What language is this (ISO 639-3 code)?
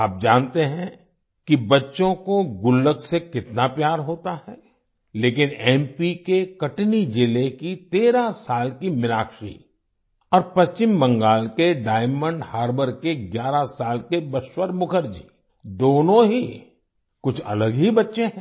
hin